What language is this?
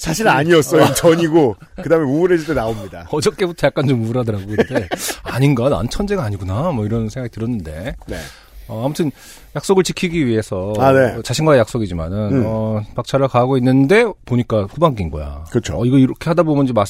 Korean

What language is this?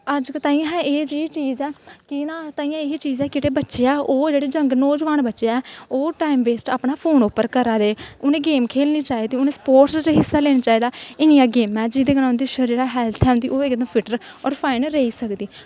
Dogri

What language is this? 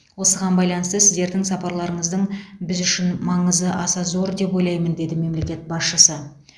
Kazakh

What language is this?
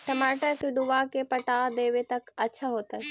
Magahi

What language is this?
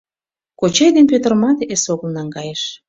Mari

